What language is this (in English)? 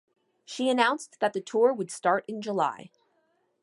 English